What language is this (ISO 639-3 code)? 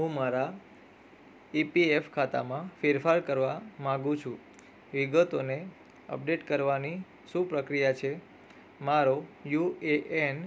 guj